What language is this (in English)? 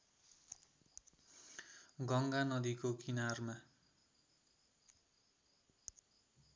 Nepali